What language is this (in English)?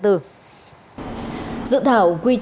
Vietnamese